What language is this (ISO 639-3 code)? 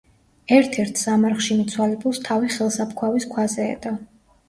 kat